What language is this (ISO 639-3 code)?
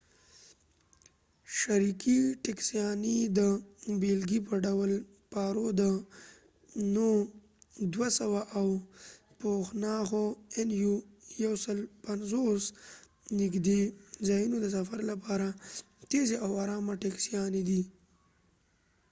pus